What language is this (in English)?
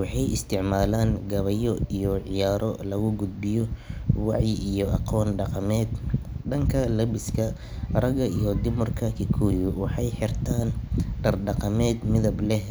Somali